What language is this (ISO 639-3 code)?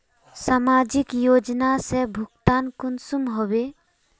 mag